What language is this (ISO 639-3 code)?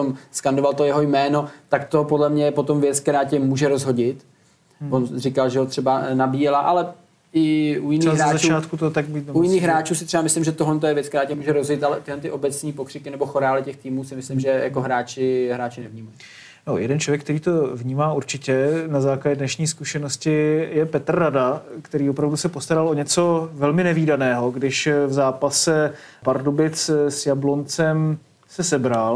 ces